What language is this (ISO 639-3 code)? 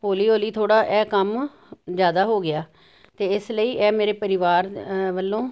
pan